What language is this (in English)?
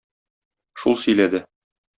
Tatar